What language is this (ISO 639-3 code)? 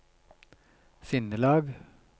nor